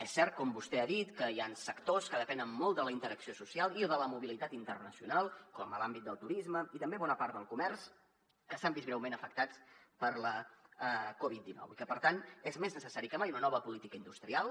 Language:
Catalan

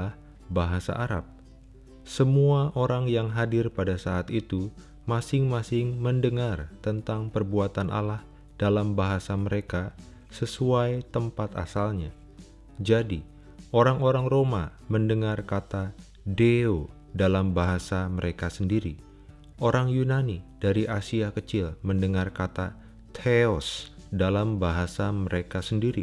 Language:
Indonesian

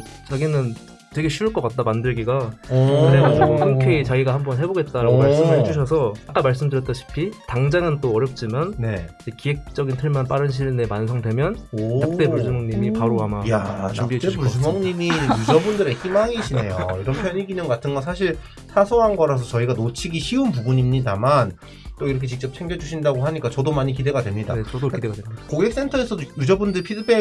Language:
Korean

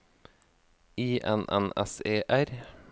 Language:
Norwegian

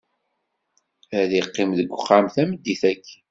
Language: Kabyle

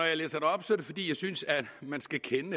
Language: Danish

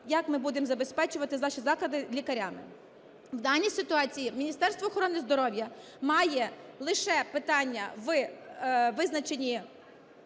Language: Ukrainian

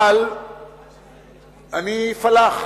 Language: Hebrew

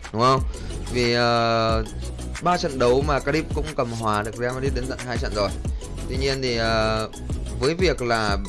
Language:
Vietnamese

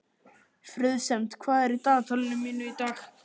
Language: Icelandic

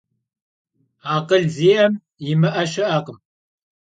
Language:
Kabardian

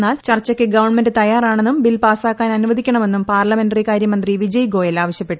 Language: Malayalam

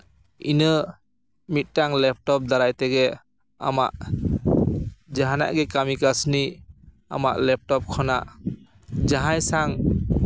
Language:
Santali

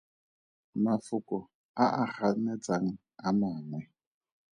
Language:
Tswana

